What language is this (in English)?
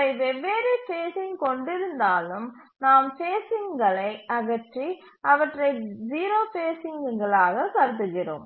Tamil